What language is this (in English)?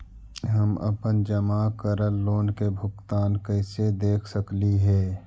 Magahi